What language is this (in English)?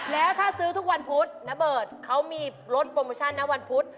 Thai